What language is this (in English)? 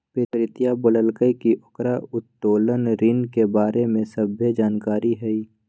Magahi